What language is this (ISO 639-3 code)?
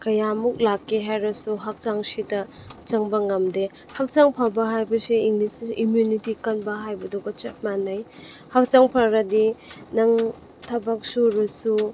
mni